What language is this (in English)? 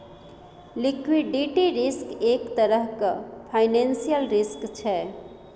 Maithili